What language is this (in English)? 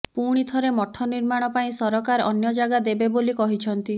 Odia